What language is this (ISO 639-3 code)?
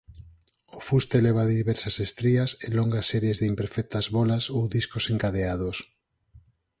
glg